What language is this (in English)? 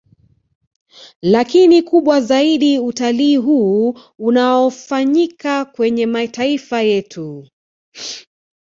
Swahili